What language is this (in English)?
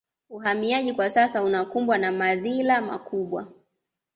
Swahili